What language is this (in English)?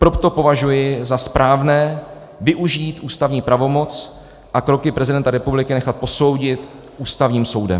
Czech